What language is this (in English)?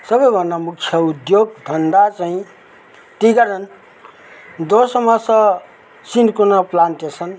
Nepali